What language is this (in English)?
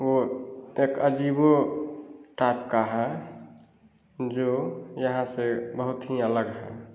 Hindi